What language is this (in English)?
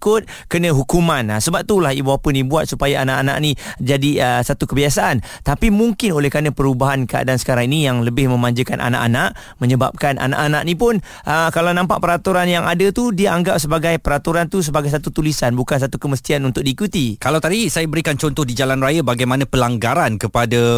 Malay